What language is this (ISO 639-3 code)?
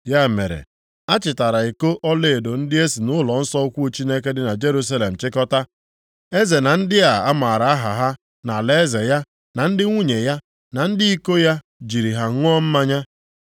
ibo